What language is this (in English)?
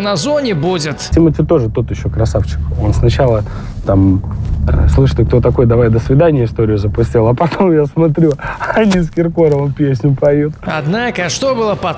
Russian